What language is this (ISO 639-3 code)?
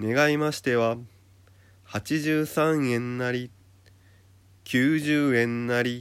jpn